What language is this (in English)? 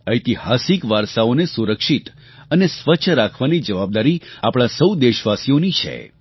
Gujarati